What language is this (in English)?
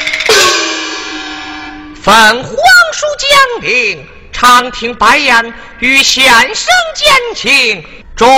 Chinese